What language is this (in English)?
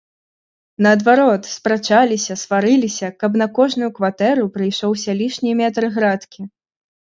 Belarusian